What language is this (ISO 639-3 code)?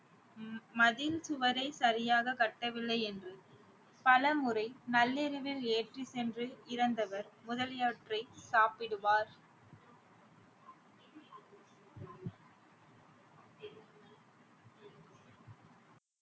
tam